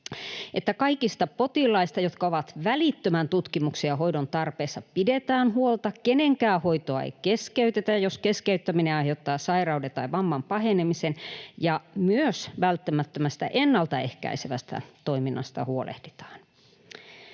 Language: Finnish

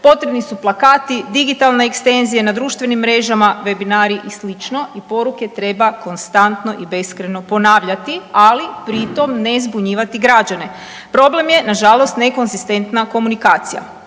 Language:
Croatian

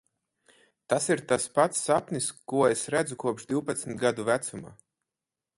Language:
Latvian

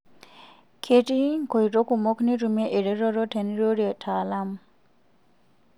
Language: Masai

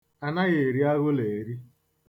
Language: Igbo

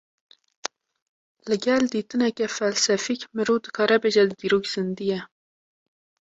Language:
Kurdish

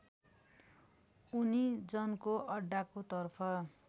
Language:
Nepali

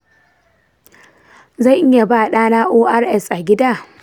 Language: Hausa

